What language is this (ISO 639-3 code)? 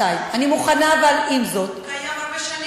heb